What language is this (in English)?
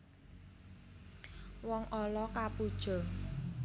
Javanese